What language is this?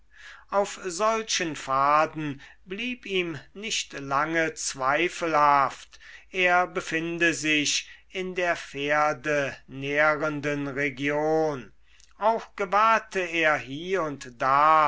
German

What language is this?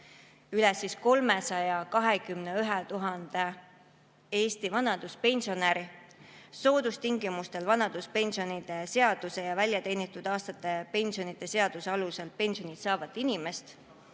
Estonian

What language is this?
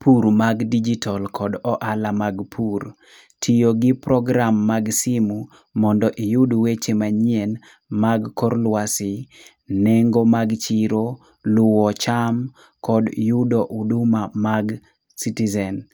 Luo (Kenya and Tanzania)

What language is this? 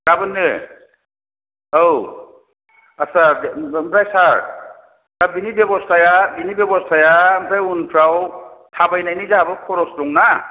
Bodo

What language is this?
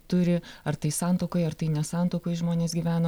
Lithuanian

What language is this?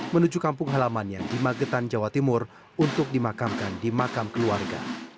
Indonesian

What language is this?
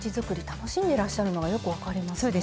Japanese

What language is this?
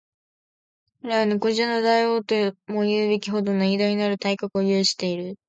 Japanese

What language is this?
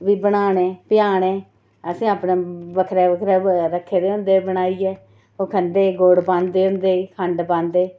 Dogri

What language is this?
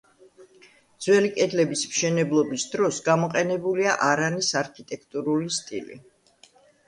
Georgian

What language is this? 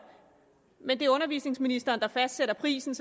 Danish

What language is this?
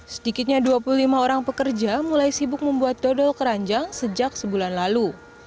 Indonesian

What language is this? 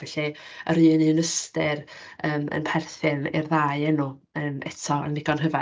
Welsh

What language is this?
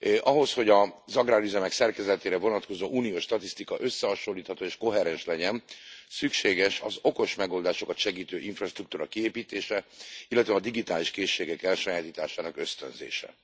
Hungarian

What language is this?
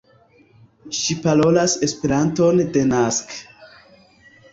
Esperanto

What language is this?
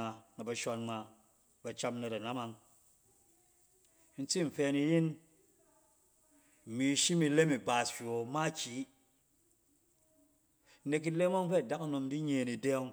Cen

